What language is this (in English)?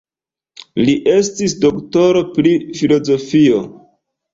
Esperanto